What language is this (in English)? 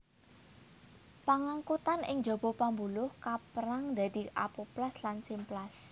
Javanese